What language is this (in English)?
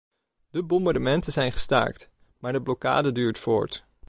Dutch